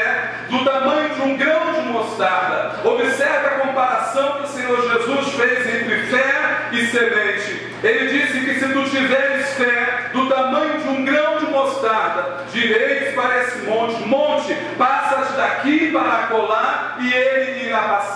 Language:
Portuguese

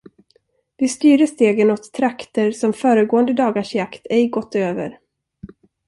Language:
Swedish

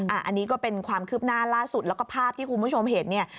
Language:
Thai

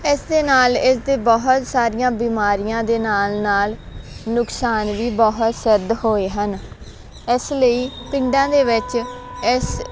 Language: Punjabi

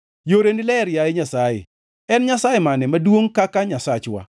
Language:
Luo (Kenya and Tanzania)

